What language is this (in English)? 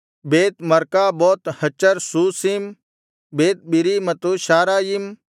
Kannada